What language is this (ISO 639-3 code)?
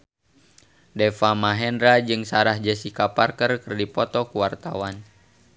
sun